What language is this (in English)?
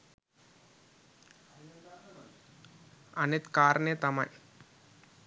Sinhala